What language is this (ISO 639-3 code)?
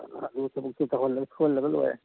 mni